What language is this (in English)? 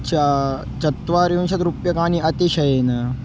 Sanskrit